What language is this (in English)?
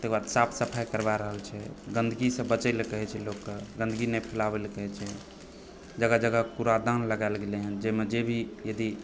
Maithili